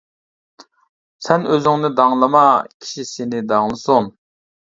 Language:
Uyghur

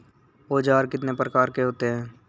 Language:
Hindi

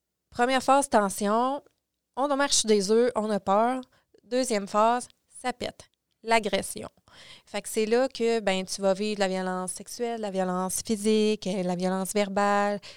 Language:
French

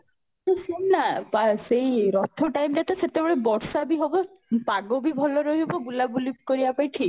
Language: Odia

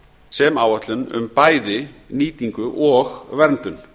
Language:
Icelandic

